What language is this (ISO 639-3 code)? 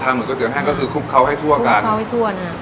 tha